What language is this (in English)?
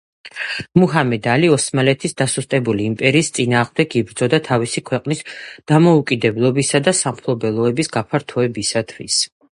Georgian